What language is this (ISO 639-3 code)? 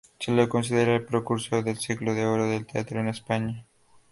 spa